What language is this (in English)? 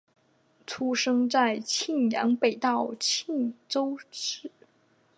Chinese